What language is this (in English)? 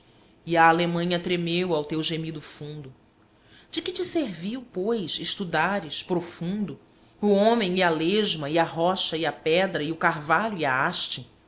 Portuguese